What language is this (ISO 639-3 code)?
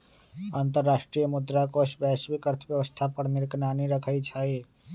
mag